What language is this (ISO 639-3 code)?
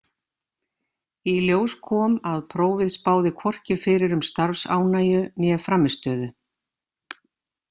isl